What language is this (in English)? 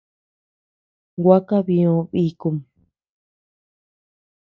Tepeuxila Cuicatec